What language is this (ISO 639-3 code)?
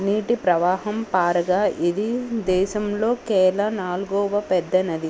tel